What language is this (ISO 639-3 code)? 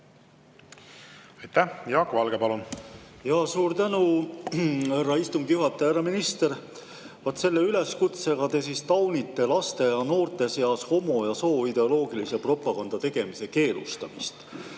est